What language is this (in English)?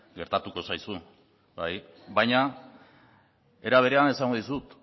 Basque